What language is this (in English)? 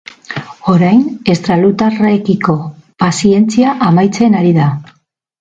Basque